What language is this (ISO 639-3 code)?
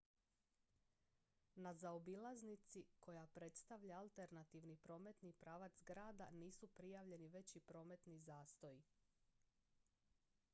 hrv